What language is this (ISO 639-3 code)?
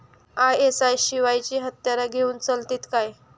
mar